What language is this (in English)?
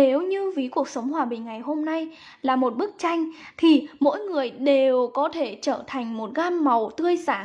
Vietnamese